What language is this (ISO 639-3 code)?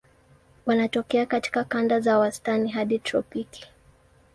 swa